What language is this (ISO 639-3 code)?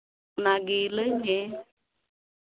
sat